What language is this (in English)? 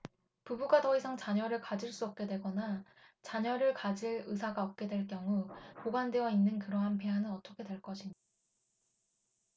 Korean